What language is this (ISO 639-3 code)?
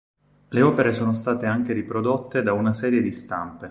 ita